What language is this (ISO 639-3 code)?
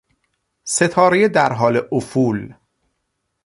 fas